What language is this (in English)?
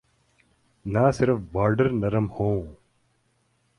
Urdu